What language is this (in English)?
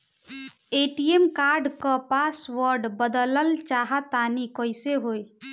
Bhojpuri